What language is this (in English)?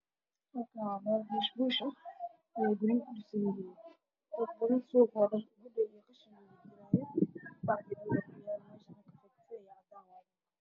Somali